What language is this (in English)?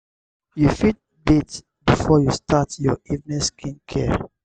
Nigerian Pidgin